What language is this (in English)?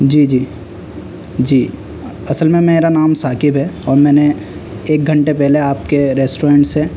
Urdu